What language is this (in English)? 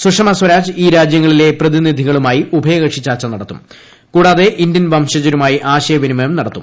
Malayalam